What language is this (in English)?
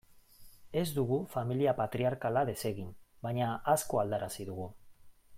Basque